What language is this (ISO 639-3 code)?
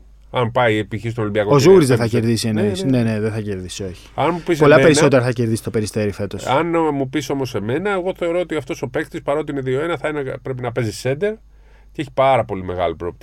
ell